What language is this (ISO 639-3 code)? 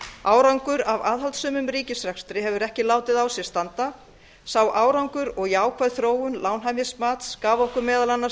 isl